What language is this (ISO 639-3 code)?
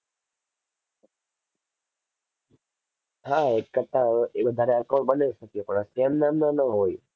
guj